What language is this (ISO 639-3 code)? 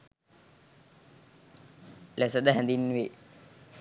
sin